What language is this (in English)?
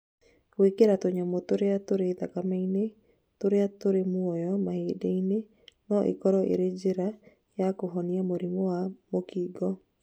Kikuyu